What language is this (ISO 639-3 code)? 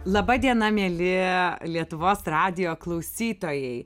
lit